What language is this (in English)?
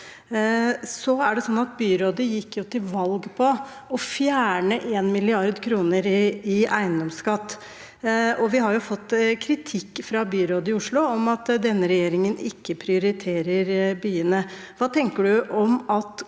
Norwegian